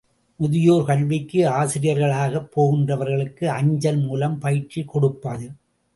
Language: Tamil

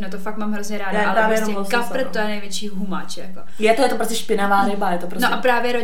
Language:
Czech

